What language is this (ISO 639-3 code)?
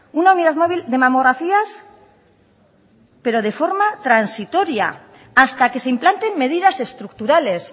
spa